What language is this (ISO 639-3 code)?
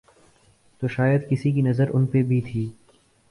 urd